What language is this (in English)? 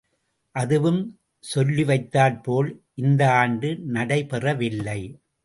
Tamil